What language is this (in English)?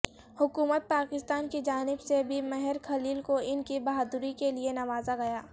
Urdu